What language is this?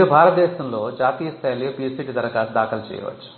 Telugu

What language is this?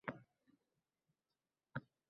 Uzbek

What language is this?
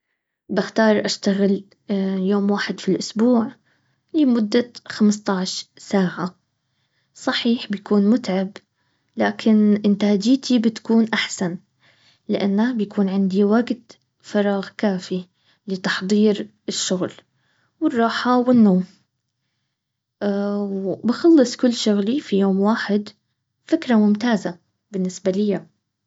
Baharna Arabic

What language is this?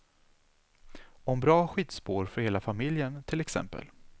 Swedish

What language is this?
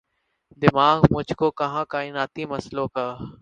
Urdu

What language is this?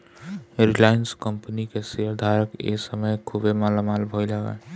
Bhojpuri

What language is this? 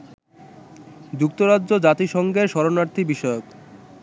Bangla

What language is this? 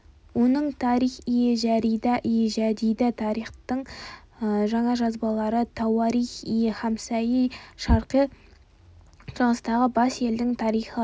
Kazakh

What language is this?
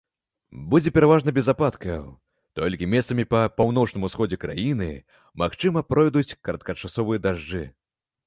Belarusian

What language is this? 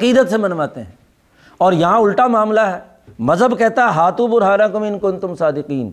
Urdu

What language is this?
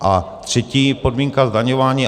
Czech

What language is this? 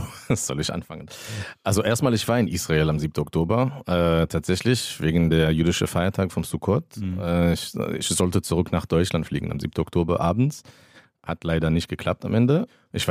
German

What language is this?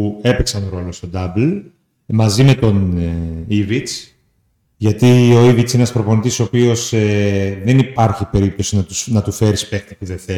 Greek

